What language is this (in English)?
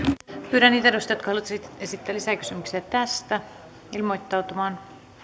Finnish